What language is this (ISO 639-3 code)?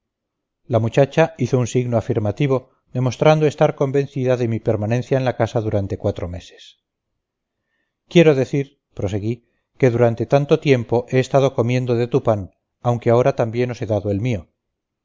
spa